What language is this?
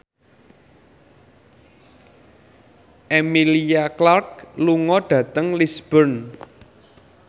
Javanese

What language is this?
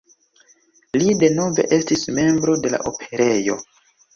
Esperanto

